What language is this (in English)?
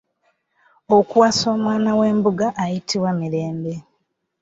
Ganda